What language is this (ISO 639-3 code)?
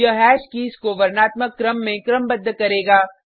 hin